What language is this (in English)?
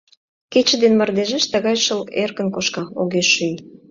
Mari